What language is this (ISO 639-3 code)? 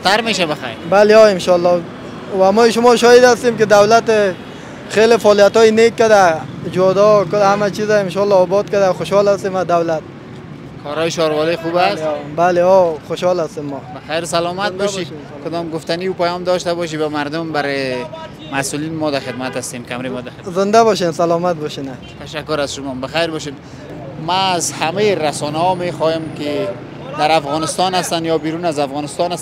fas